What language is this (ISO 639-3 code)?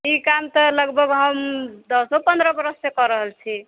mai